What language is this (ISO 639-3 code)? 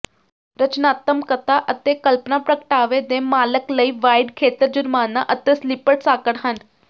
pan